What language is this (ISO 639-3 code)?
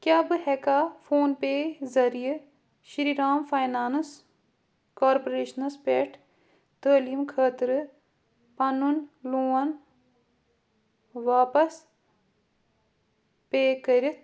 kas